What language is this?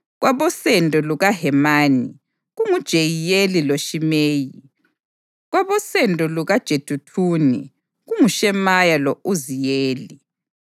North Ndebele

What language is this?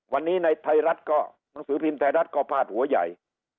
Thai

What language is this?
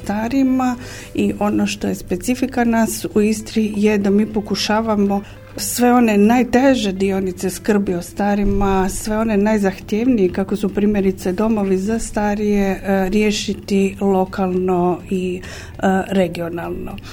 Croatian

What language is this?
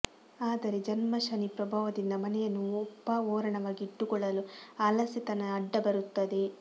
Kannada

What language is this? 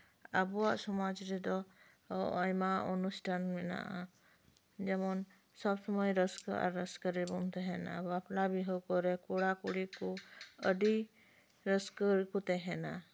Santali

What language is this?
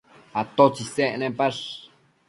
Matsés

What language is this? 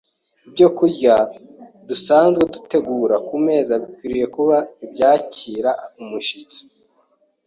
Kinyarwanda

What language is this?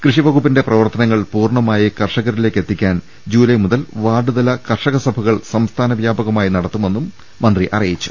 Malayalam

